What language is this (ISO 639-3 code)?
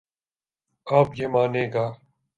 urd